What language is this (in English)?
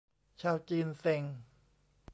Thai